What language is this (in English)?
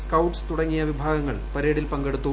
Malayalam